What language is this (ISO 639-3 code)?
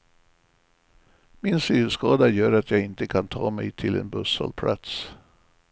swe